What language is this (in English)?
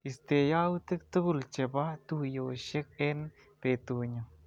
Kalenjin